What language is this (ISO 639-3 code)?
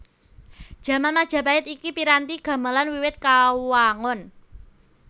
jav